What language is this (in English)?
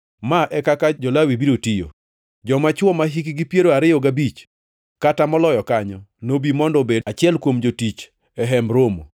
Luo (Kenya and Tanzania)